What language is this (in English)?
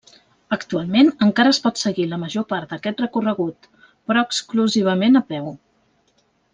Catalan